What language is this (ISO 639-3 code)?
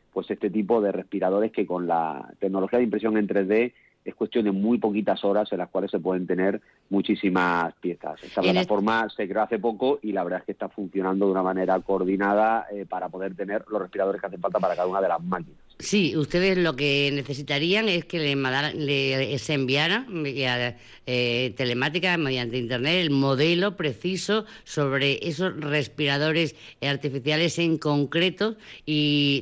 spa